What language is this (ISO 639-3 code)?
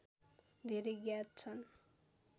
nep